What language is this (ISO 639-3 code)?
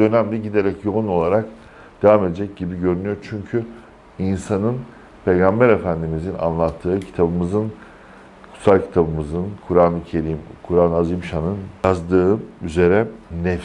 tur